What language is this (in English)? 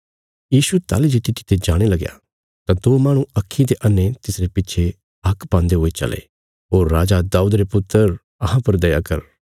Bilaspuri